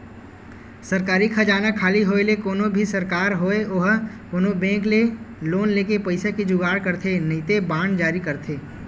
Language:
Chhattisgarhi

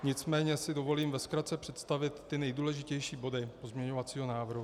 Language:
Czech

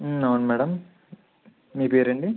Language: Telugu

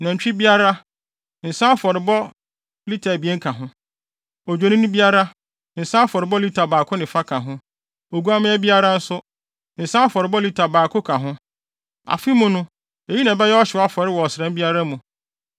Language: Akan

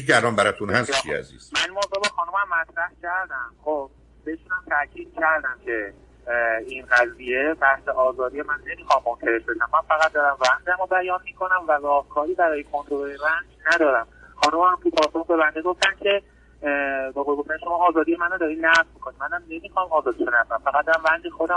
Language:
Persian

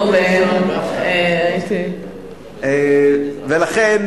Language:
Hebrew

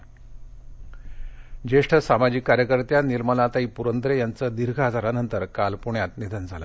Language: Marathi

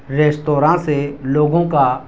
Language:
Urdu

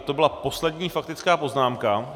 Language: Czech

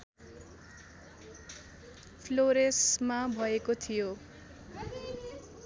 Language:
Nepali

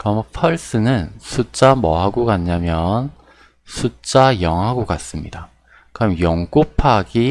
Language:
Korean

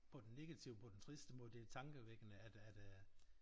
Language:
Danish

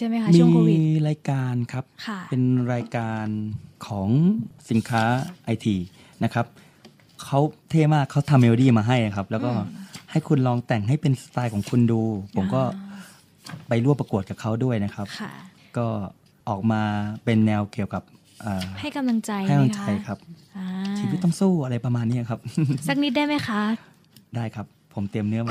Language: Thai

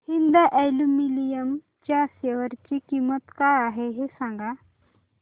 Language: Marathi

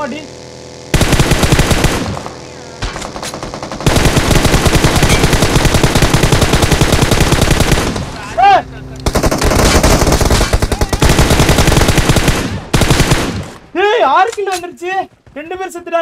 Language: Korean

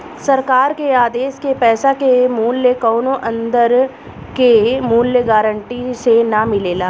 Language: Bhojpuri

